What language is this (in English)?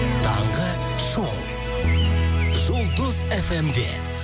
Kazakh